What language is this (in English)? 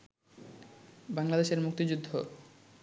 Bangla